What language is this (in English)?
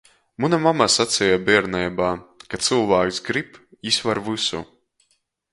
Latgalian